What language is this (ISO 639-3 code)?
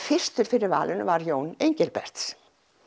isl